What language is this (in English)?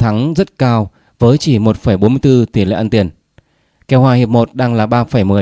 Vietnamese